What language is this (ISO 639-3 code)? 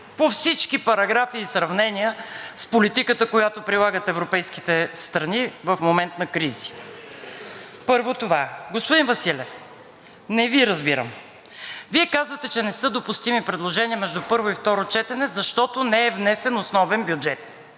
bul